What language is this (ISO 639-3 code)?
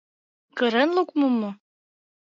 chm